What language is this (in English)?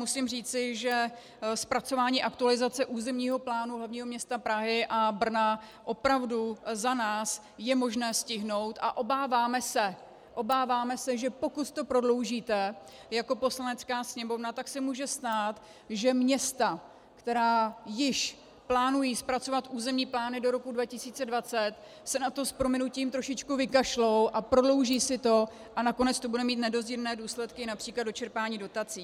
Czech